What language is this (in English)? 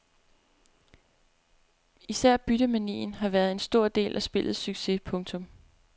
Danish